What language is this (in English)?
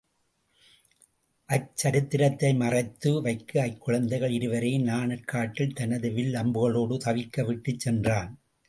Tamil